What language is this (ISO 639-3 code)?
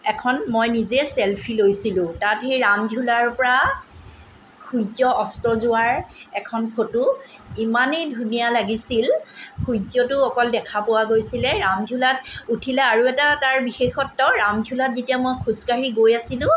asm